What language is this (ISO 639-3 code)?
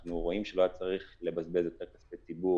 heb